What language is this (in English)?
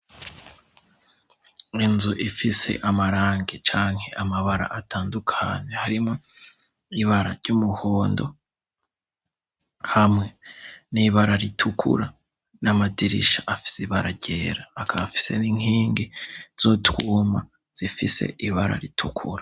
Rundi